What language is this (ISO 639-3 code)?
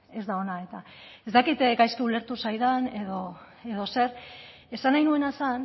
eus